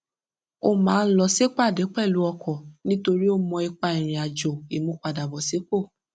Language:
Yoruba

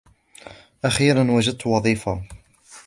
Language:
Arabic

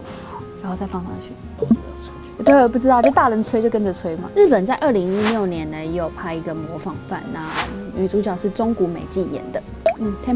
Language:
Chinese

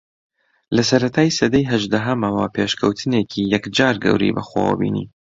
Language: Central Kurdish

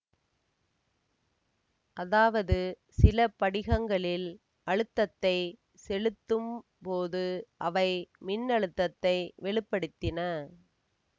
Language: Tamil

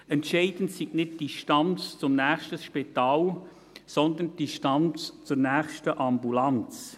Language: Swiss German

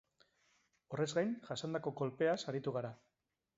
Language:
Basque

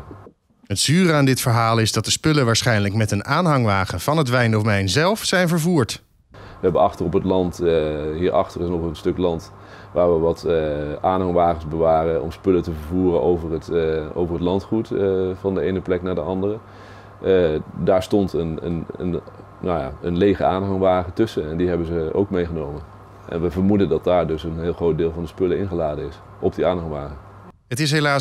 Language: Dutch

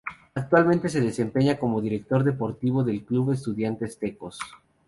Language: Spanish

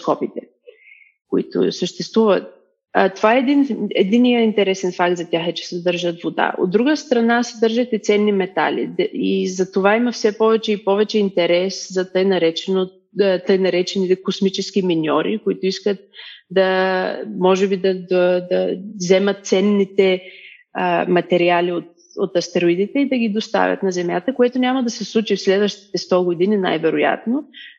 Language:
Bulgarian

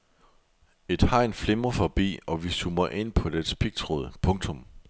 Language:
Danish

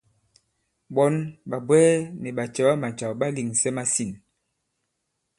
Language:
Bankon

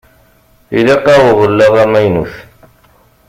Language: Kabyle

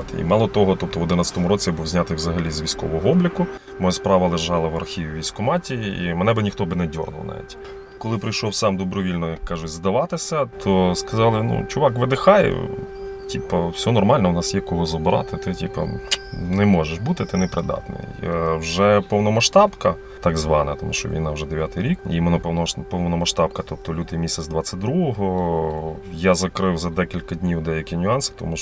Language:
Ukrainian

